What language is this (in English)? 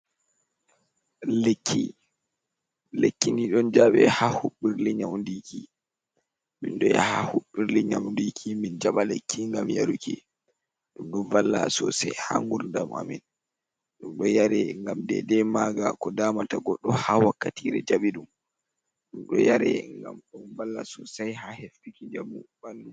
Fula